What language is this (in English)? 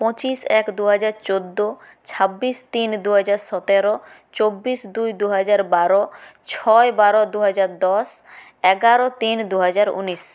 Bangla